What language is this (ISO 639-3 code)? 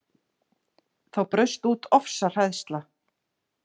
isl